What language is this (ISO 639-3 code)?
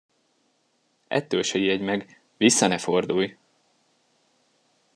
hun